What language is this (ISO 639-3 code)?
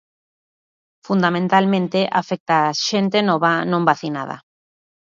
glg